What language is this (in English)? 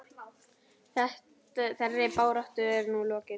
Icelandic